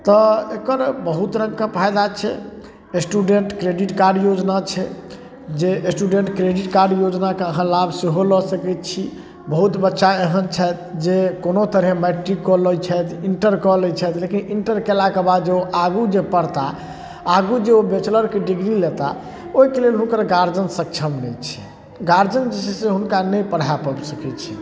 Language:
Maithili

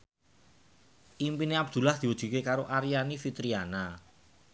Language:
Javanese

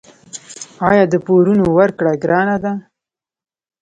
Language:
Pashto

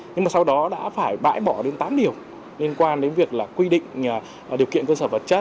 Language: Vietnamese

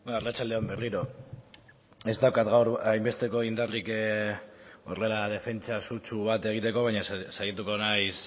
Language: Basque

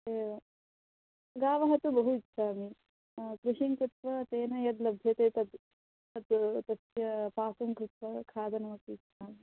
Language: Sanskrit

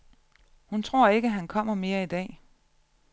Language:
Danish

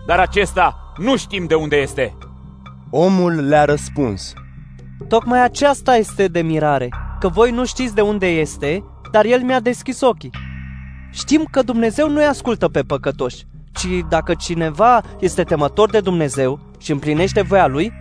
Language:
Romanian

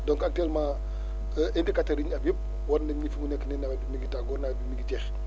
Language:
Wolof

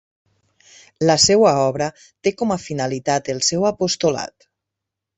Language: Catalan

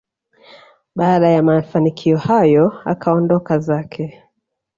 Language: Swahili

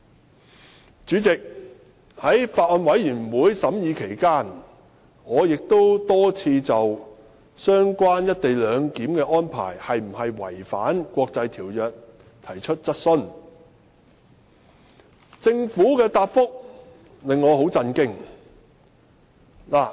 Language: Cantonese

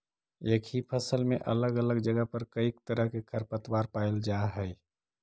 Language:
Magahi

